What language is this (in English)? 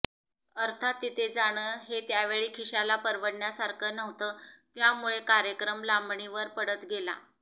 Marathi